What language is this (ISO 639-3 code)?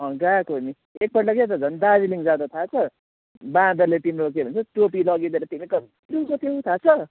nep